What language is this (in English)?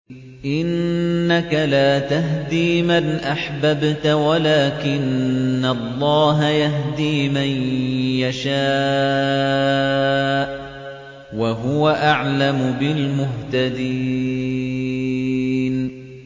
Arabic